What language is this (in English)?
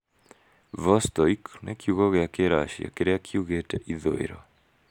Kikuyu